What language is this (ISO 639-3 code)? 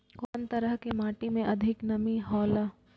mai